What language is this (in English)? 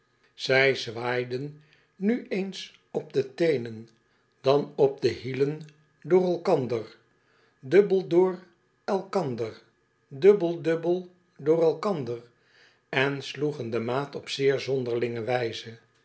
Dutch